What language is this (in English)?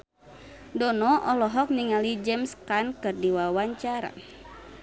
Sundanese